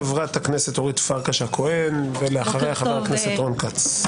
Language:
Hebrew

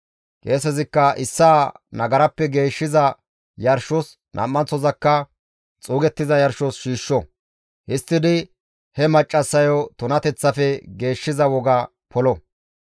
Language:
Gamo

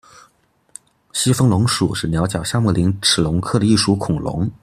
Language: Chinese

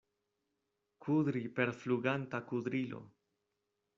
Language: Esperanto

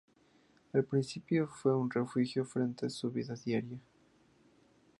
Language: Spanish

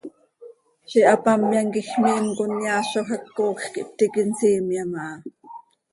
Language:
Seri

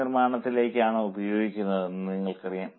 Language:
Malayalam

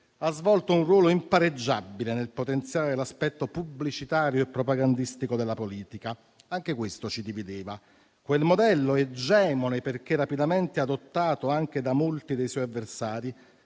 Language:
Italian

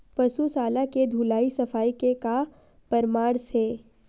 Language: Chhattisgarhi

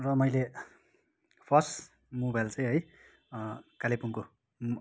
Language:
Nepali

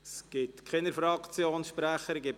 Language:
Swiss German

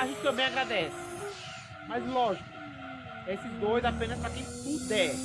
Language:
Portuguese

